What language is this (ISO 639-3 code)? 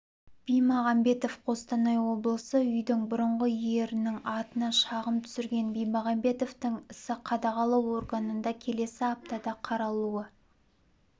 kaz